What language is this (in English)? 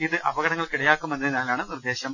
Malayalam